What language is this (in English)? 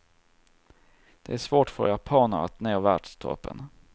Swedish